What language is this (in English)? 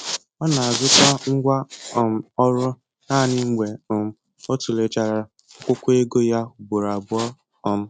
Igbo